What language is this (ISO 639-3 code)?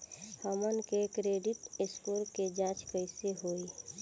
bho